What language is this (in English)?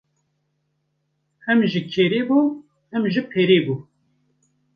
Kurdish